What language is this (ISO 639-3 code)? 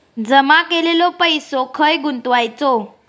mar